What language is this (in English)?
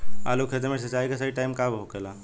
Bhojpuri